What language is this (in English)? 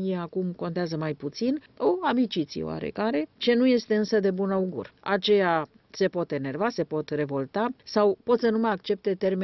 Romanian